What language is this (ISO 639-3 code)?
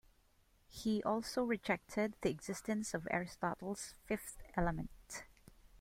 eng